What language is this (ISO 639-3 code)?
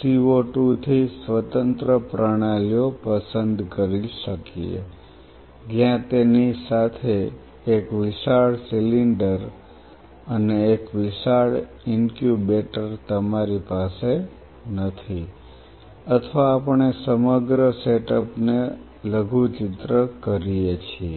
guj